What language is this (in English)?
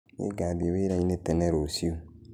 Kikuyu